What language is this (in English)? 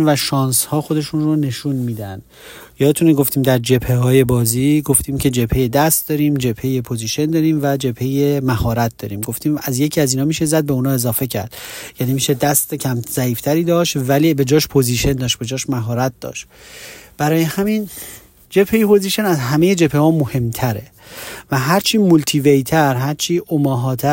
Persian